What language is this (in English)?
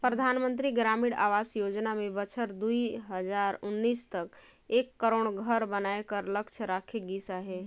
Chhattisgarhi